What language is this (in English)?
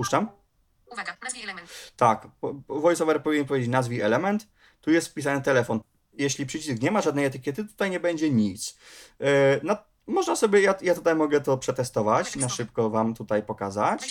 Polish